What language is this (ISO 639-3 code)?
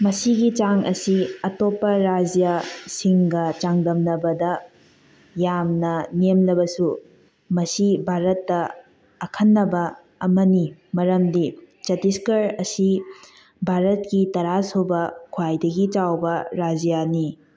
mni